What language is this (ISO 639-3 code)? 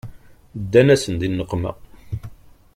kab